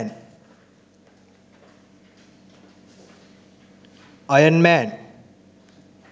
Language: Sinhala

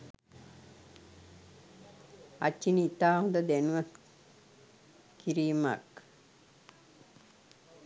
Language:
Sinhala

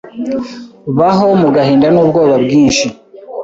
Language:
Kinyarwanda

